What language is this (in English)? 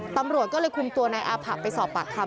Thai